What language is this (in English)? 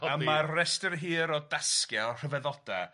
Welsh